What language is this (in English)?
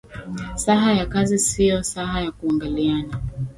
Swahili